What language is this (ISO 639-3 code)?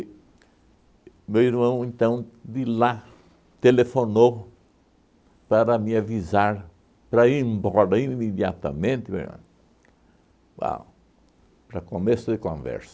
por